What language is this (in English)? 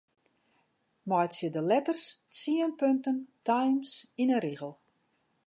Western Frisian